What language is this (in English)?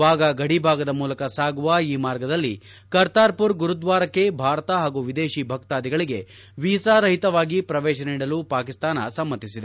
Kannada